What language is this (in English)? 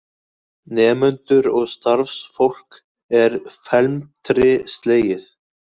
Icelandic